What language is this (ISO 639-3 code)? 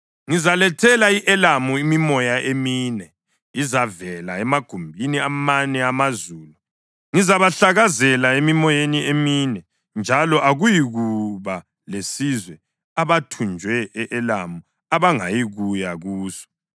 nde